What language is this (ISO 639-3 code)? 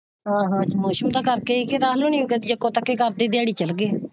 pan